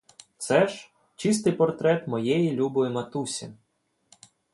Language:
Ukrainian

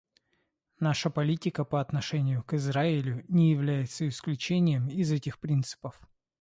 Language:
Russian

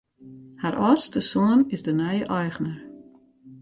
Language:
Western Frisian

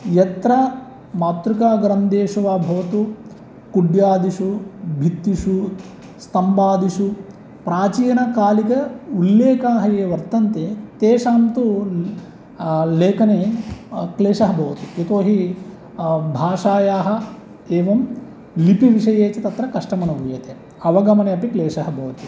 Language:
Sanskrit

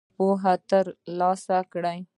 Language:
Pashto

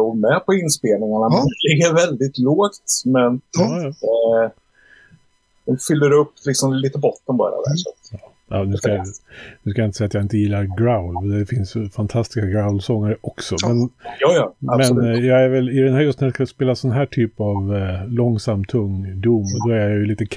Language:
Swedish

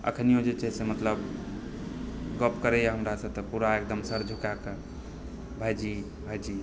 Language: Maithili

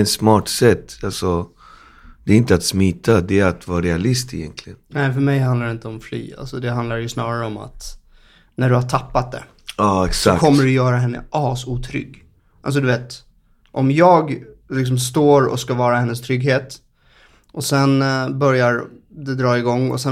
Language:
Swedish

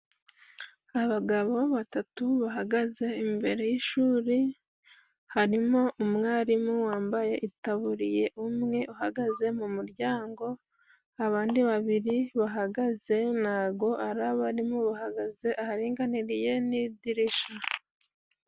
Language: Kinyarwanda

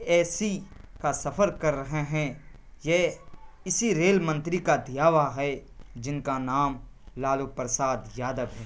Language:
Urdu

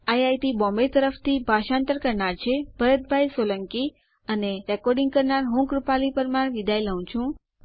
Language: Gujarati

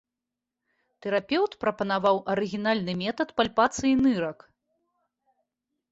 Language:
Belarusian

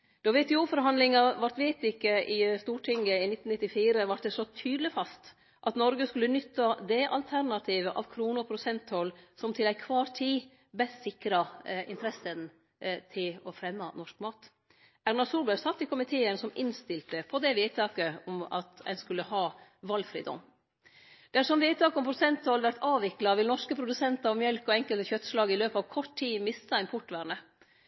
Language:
Norwegian Nynorsk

